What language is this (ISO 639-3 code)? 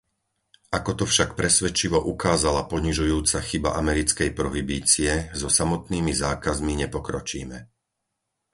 slk